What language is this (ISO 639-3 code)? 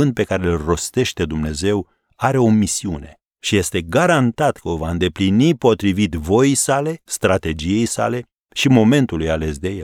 ron